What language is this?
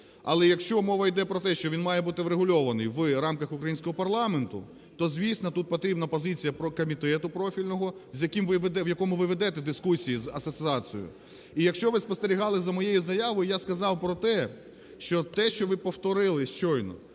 Ukrainian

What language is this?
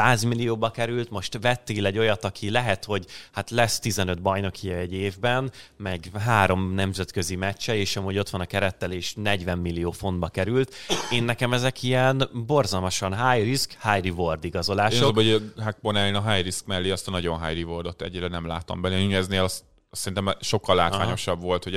Hungarian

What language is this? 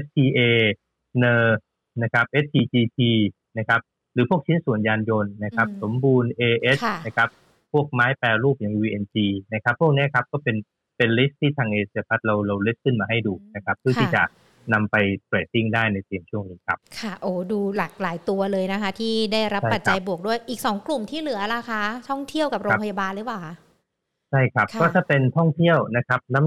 Thai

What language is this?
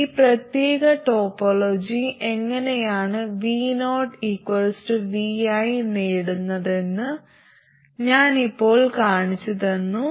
Malayalam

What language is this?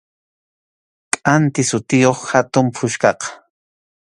Arequipa-La Unión Quechua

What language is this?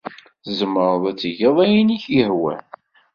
Kabyle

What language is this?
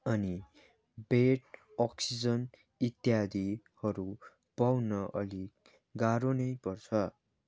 Nepali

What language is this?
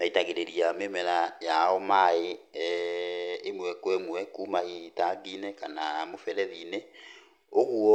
Kikuyu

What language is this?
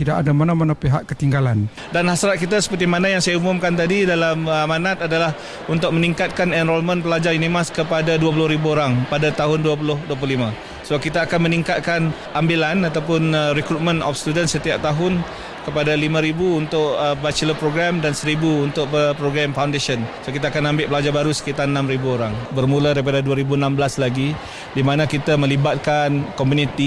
Malay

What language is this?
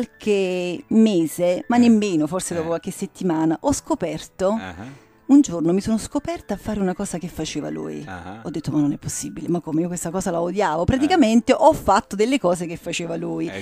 Italian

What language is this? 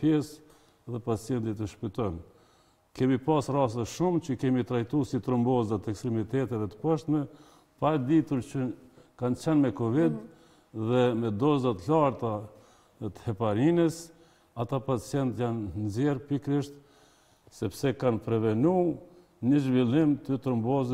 Romanian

